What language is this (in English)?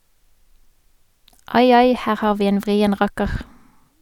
Norwegian